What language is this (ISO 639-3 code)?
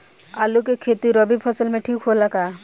bho